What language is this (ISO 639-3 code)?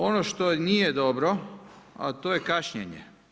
hrv